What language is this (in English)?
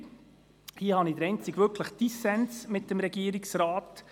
Swiss German